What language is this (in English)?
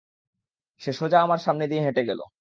Bangla